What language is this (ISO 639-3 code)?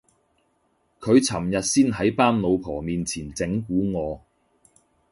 yue